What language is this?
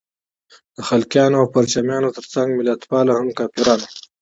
Pashto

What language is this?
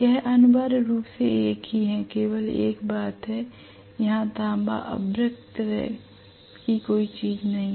Hindi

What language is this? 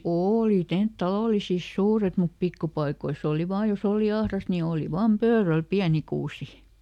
Finnish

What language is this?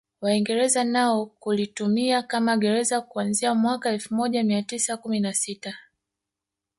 Swahili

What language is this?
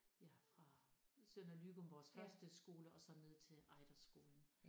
Danish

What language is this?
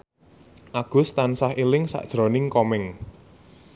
Javanese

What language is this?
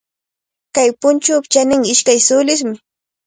Cajatambo North Lima Quechua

